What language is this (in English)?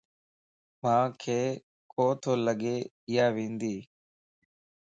Lasi